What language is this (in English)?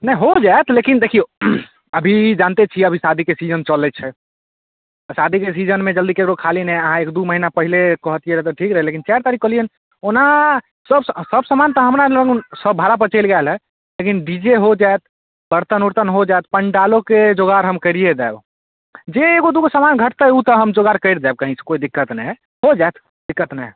Maithili